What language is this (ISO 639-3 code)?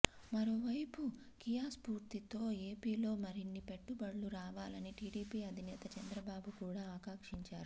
tel